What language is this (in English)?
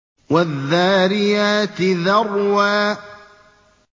Arabic